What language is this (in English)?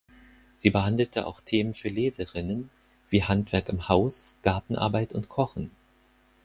German